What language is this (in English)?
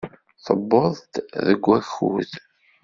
Kabyle